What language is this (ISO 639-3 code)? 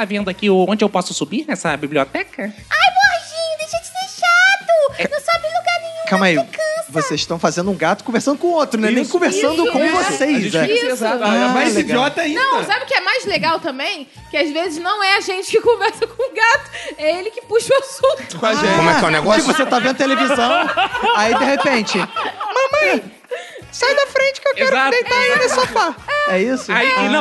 por